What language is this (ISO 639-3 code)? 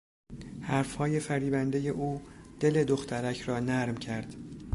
fas